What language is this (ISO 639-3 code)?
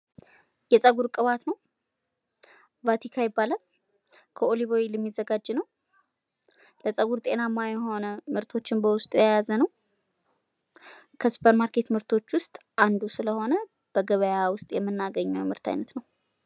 amh